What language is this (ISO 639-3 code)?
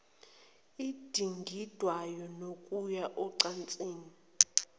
zul